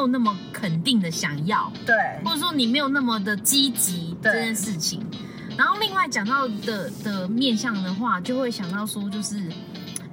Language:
Chinese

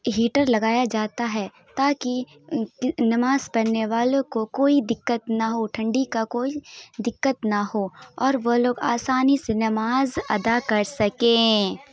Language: Urdu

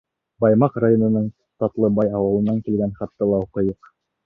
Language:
Bashkir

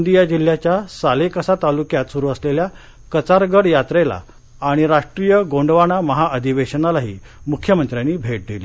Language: Marathi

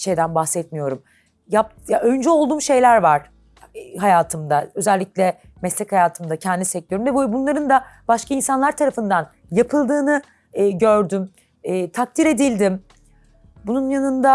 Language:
Turkish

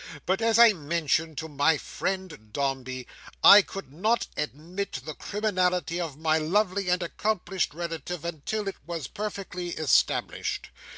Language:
English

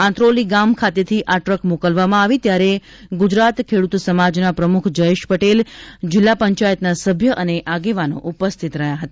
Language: Gujarati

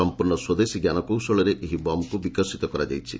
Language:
Odia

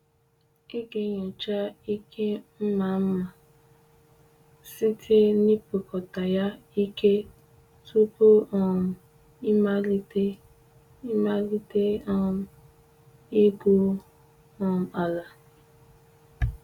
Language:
Igbo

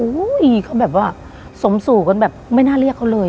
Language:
Thai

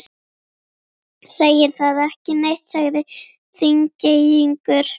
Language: Icelandic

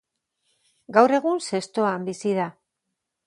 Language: Basque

